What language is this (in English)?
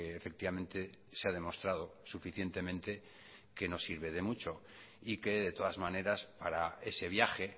Spanish